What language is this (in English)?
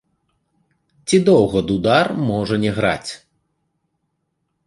Belarusian